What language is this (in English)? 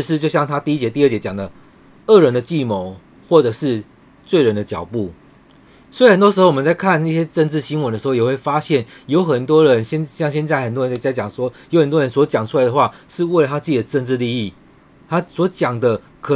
Chinese